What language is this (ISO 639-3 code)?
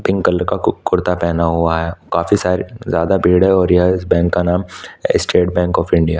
hin